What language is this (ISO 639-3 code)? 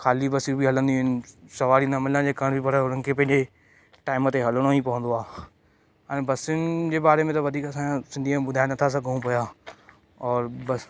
snd